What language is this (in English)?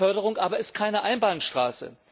German